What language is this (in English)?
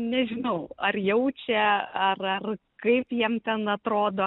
Lithuanian